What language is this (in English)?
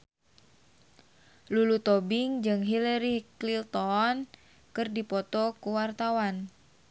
Sundanese